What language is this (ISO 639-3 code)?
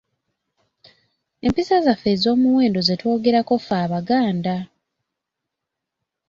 lug